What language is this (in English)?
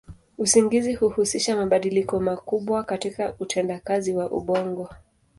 Swahili